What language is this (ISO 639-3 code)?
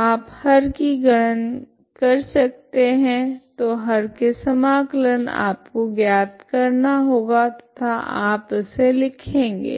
hin